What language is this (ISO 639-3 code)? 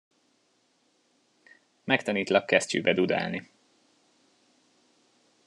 hun